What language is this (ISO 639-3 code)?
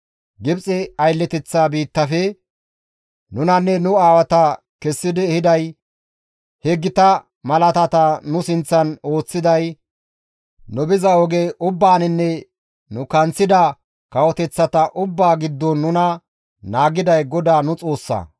gmv